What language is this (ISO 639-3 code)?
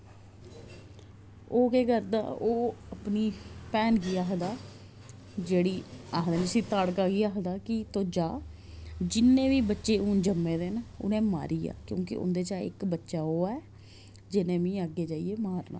doi